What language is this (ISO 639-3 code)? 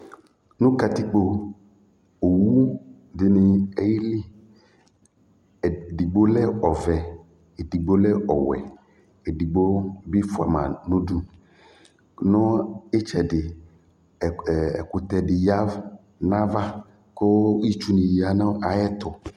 kpo